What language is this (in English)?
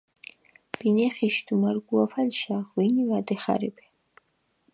Mingrelian